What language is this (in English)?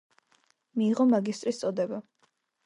Georgian